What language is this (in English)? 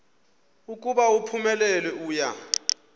Xhosa